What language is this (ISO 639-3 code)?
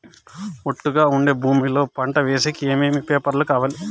tel